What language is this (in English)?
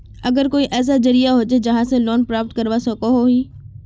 Magahi